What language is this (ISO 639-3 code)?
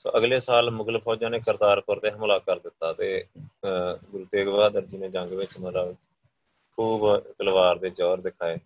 pan